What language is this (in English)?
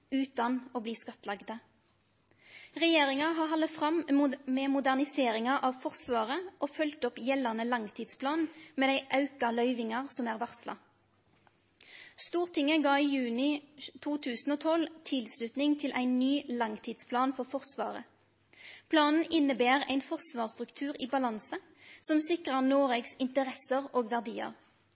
Norwegian Nynorsk